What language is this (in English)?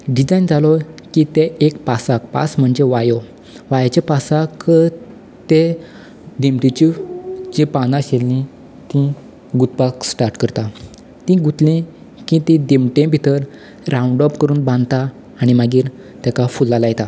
Konkani